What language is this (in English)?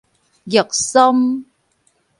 Min Nan Chinese